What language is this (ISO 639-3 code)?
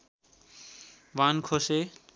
nep